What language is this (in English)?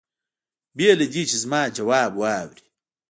Pashto